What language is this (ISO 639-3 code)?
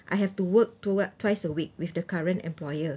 eng